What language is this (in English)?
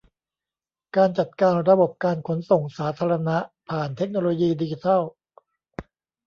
Thai